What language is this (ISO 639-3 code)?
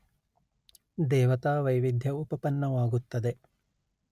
kan